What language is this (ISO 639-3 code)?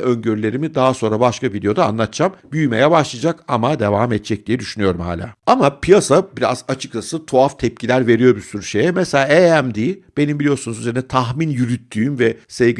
tur